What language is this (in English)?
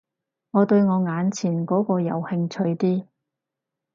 Cantonese